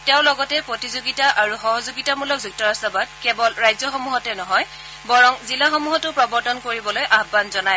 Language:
Assamese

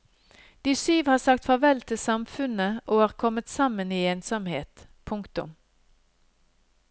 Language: Norwegian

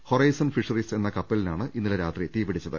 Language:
Malayalam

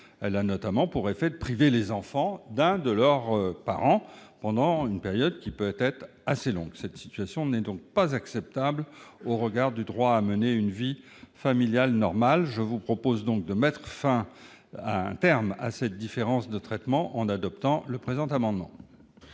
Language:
French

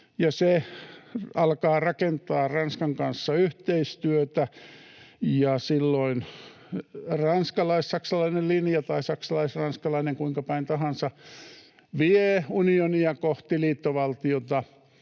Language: Finnish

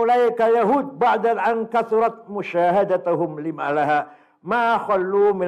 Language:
Indonesian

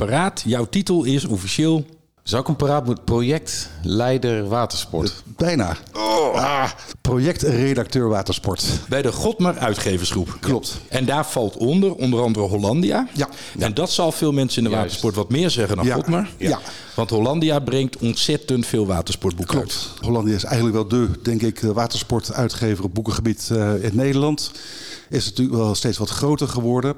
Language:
Dutch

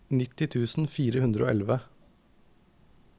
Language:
Norwegian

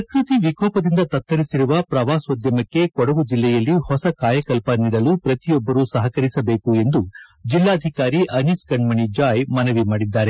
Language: Kannada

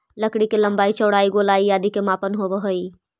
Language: Magahi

